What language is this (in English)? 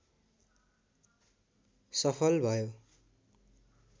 Nepali